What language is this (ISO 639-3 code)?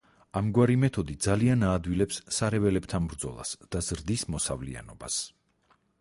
kat